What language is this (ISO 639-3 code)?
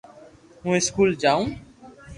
lrk